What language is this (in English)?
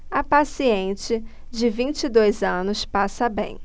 Portuguese